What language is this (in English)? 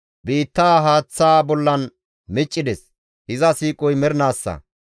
Gamo